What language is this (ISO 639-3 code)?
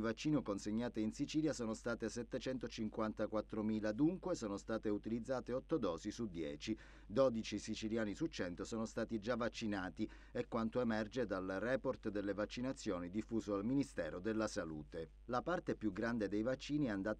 ita